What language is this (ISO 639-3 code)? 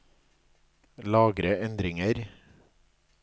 nor